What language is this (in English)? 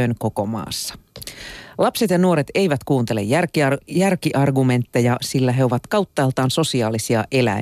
Finnish